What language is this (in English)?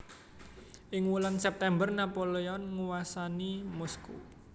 Javanese